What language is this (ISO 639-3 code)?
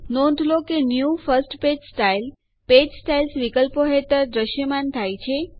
guj